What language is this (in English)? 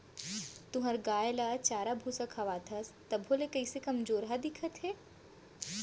Chhattisgarhi